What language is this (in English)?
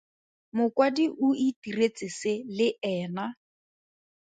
Tswana